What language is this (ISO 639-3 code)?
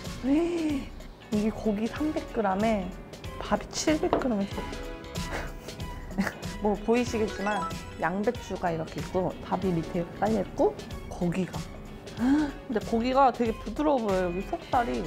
kor